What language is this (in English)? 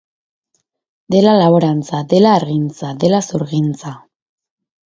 Basque